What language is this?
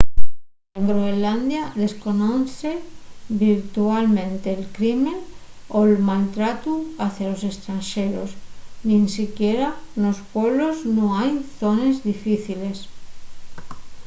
Asturian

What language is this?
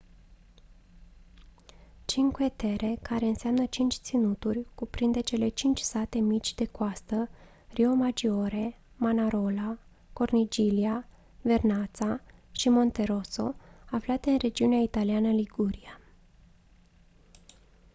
Romanian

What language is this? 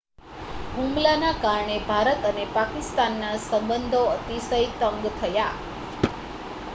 Gujarati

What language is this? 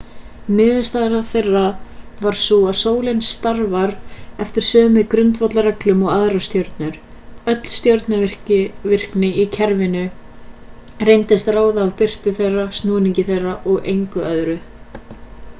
Icelandic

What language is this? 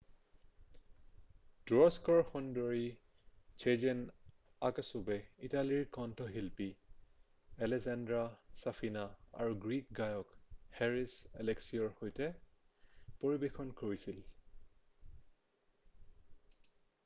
Assamese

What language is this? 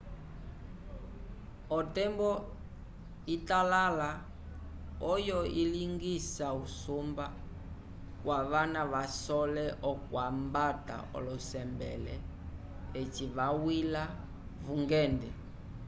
Umbundu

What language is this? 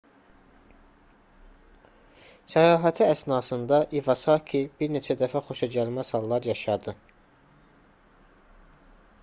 Azerbaijani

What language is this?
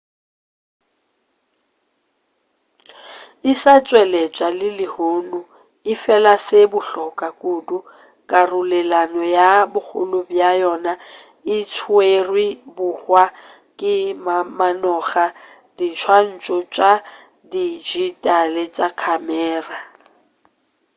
Northern Sotho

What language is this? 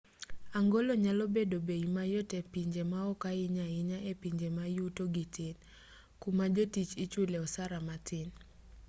Luo (Kenya and Tanzania)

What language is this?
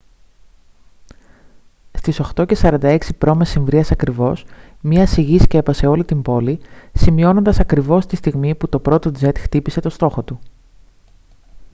Greek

